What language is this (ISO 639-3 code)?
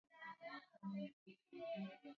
swa